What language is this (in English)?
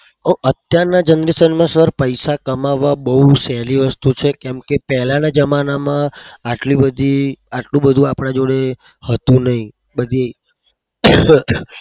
Gujarati